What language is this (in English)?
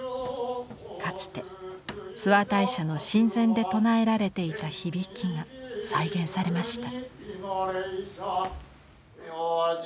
Japanese